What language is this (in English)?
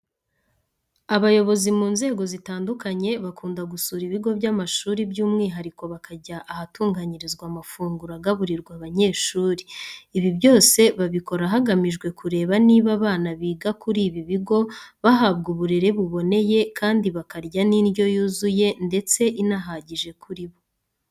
Kinyarwanda